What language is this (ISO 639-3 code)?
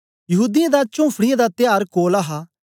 doi